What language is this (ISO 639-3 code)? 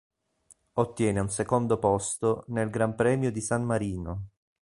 ita